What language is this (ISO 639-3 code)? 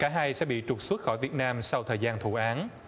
vie